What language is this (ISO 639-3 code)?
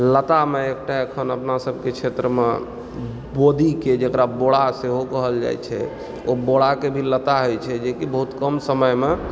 mai